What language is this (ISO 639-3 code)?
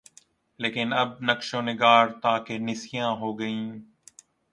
urd